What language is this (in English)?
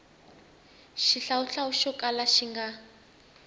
Tsonga